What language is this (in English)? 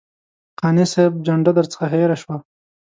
Pashto